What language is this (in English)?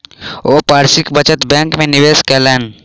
Maithili